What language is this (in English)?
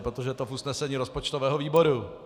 Czech